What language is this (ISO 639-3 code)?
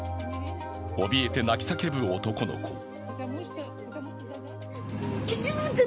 jpn